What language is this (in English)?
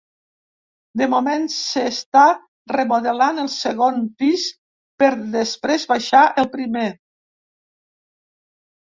Catalan